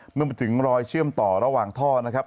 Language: Thai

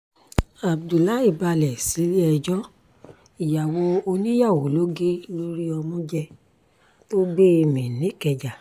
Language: Yoruba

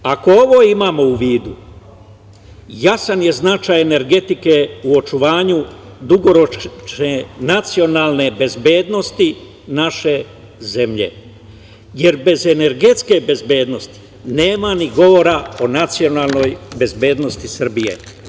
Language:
Serbian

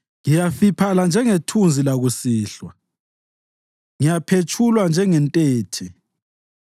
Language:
North Ndebele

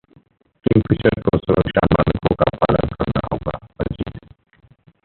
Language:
Hindi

